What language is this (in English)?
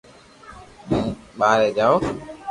Loarki